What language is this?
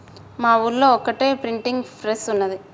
Telugu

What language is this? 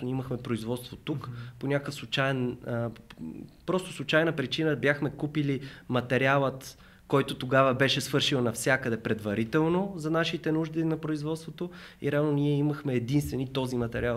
Bulgarian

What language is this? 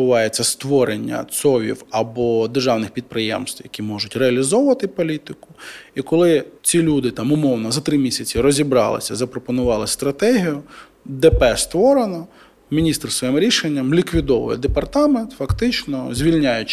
Ukrainian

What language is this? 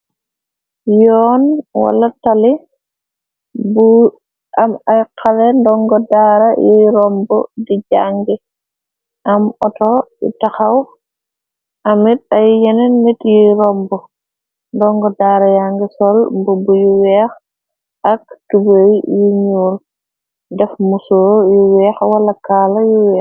Wolof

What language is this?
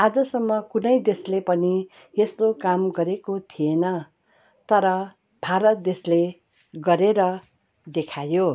Nepali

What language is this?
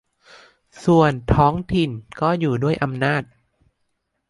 Thai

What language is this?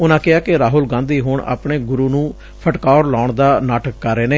Punjabi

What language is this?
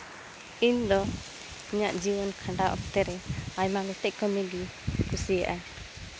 Santali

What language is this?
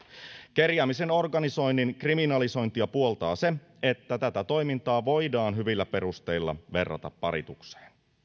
Finnish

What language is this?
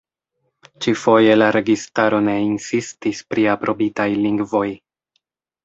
Esperanto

